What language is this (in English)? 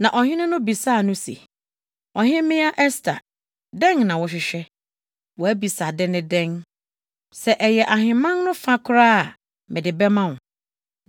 Akan